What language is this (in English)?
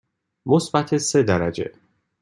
Persian